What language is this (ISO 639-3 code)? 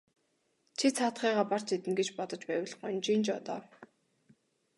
mon